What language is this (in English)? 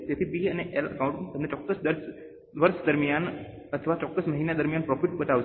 Gujarati